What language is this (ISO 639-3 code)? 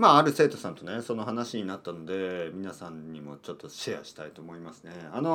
jpn